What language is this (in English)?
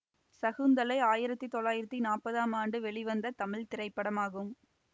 Tamil